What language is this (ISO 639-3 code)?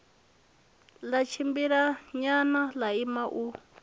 ven